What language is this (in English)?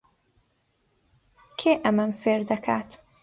Central Kurdish